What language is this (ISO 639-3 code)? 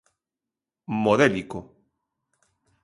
glg